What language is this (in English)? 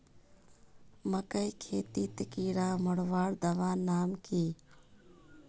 Magahi